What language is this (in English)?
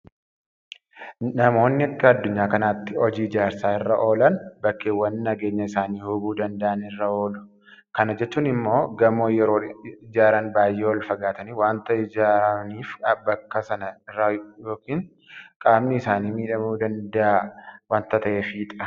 Oromo